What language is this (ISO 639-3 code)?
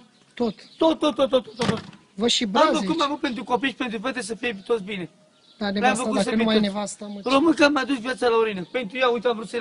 ron